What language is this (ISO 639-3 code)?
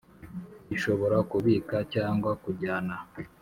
kin